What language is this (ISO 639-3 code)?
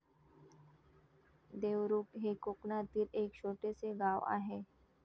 mar